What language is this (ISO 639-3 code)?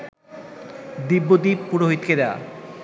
ben